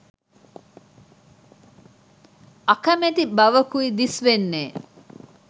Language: Sinhala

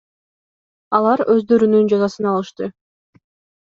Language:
Kyrgyz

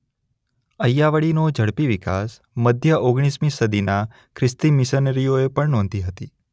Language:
Gujarati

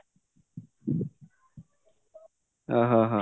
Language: Odia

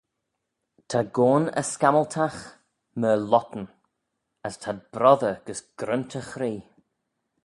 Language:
Manx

